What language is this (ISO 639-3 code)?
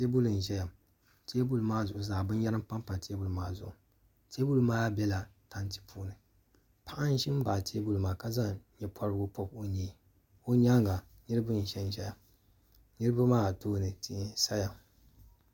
dag